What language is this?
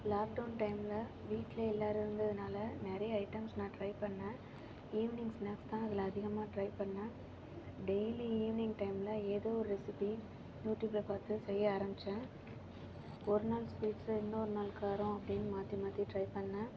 Tamil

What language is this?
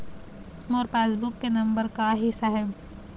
Chhattisgarhi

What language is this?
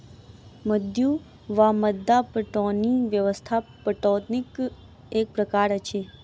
Maithili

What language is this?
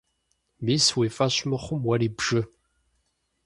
Kabardian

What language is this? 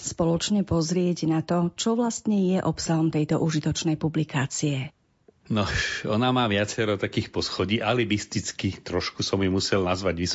Slovak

